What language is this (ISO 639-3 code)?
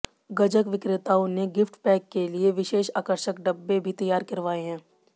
hin